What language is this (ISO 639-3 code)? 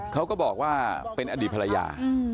tha